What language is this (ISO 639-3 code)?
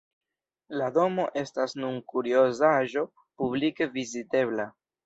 epo